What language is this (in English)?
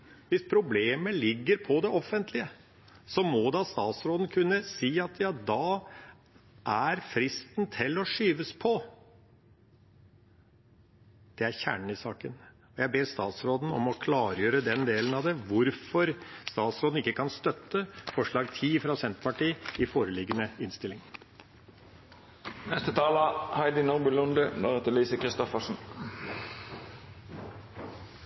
Norwegian Bokmål